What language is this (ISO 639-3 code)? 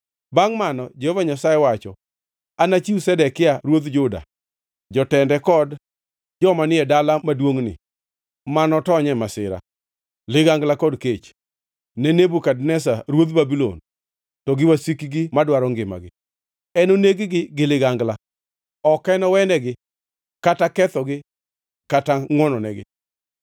luo